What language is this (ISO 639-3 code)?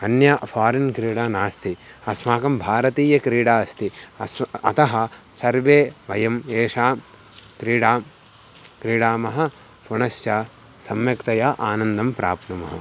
san